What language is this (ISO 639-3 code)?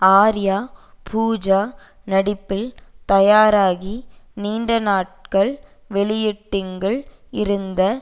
tam